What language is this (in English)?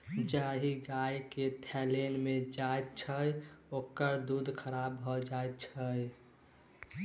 Maithili